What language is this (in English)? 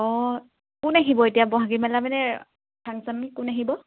Assamese